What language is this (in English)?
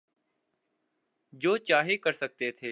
Urdu